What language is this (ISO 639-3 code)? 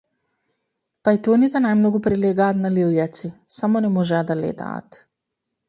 mkd